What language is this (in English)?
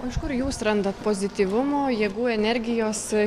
Lithuanian